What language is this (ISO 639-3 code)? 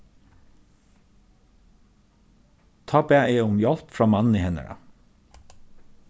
fao